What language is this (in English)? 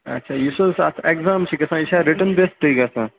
Kashmiri